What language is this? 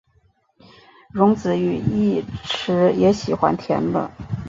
Chinese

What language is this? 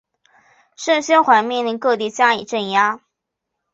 Chinese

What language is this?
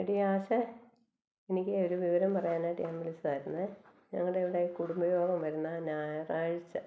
Malayalam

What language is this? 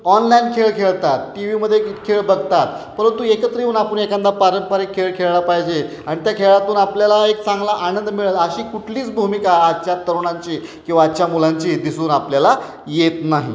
Marathi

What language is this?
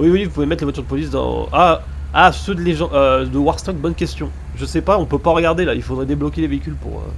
French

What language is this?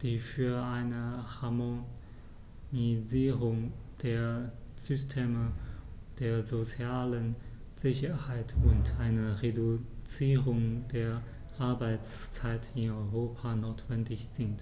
German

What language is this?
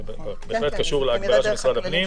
Hebrew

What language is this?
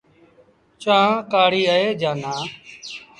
Sindhi Bhil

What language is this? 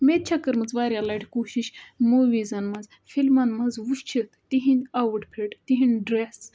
Kashmiri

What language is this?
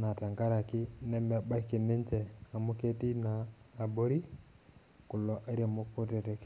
Masai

